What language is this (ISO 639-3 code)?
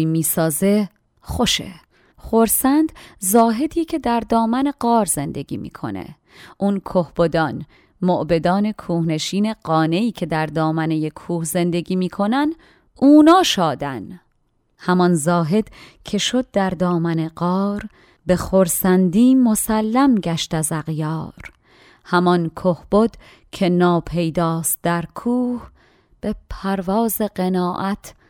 fas